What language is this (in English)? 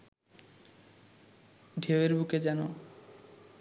Bangla